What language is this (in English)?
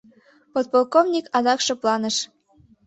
Mari